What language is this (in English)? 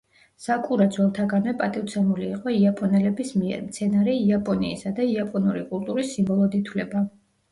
Georgian